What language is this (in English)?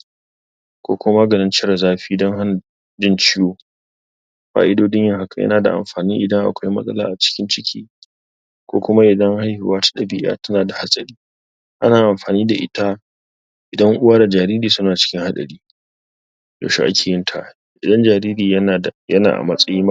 Hausa